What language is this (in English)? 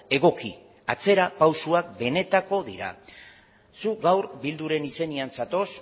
Basque